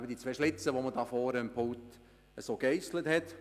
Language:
Swiss German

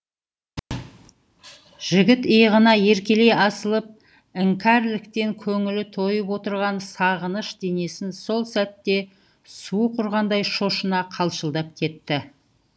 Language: Kazakh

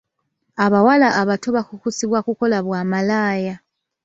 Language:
Ganda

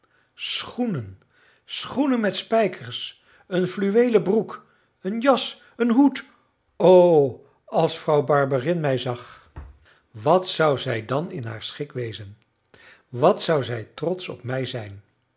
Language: Dutch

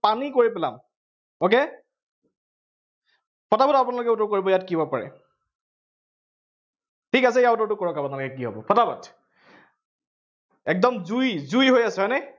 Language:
Assamese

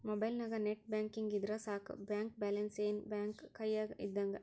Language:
Kannada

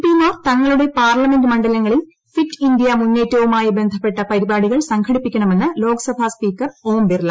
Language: Malayalam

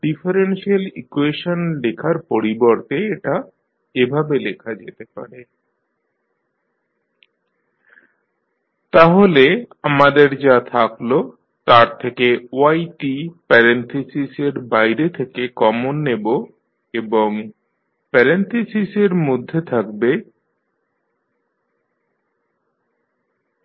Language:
Bangla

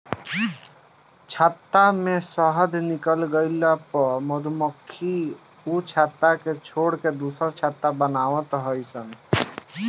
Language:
Bhojpuri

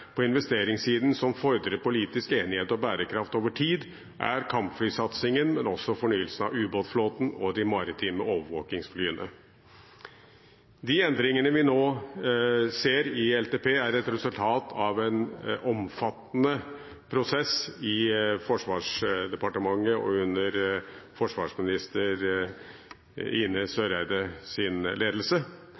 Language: Norwegian Bokmål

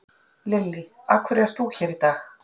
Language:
Icelandic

